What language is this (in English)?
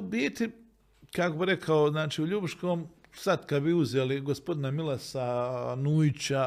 Croatian